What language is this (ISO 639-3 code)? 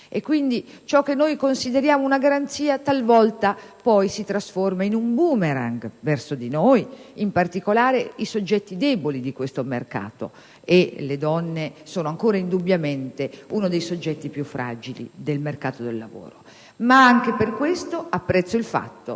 ita